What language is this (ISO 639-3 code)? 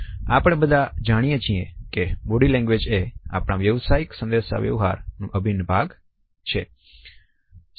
guj